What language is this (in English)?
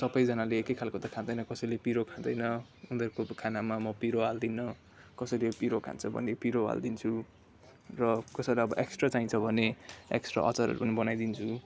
Nepali